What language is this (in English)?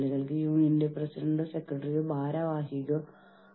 Malayalam